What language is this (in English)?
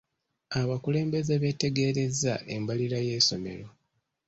Ganda